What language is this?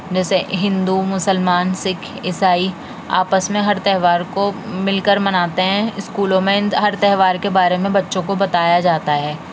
Urdu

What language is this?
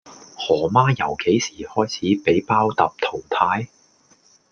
Cantonese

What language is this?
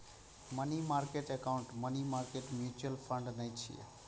Maithili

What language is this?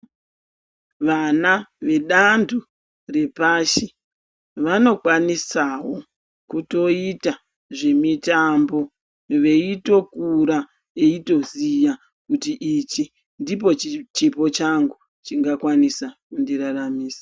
Ndau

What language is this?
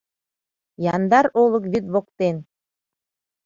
Mari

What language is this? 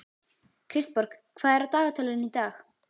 Icelandic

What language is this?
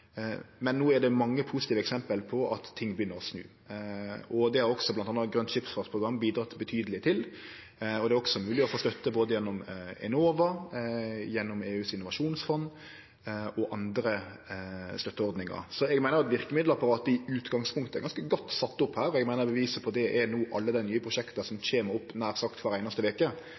Norwegian Nynorsk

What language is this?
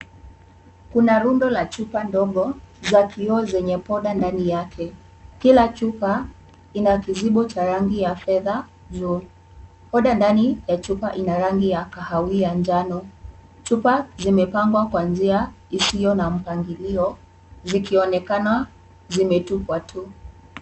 Swahili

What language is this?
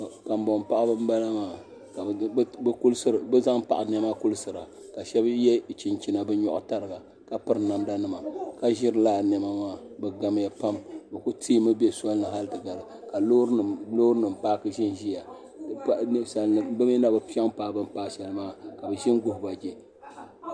Dagbani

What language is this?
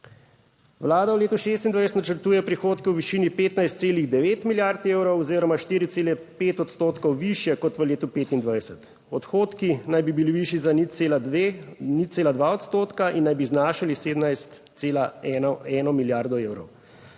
Slovenian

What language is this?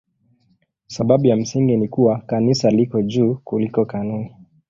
Swahili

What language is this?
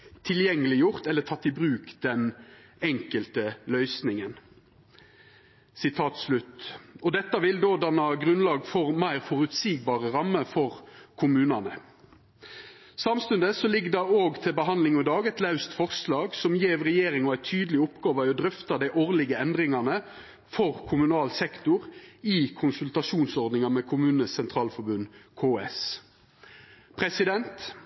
Norwegian Nynorsk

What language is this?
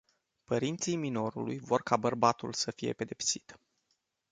Romanian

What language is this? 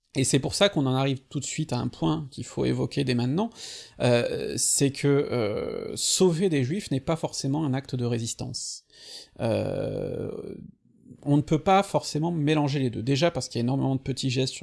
French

